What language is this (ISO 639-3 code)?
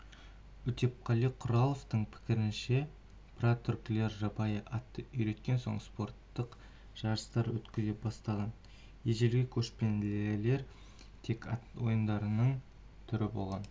kaz